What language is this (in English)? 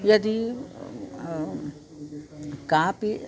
Sanskrit